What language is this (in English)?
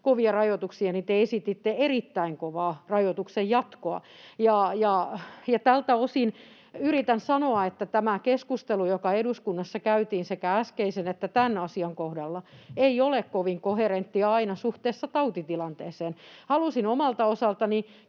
Finnish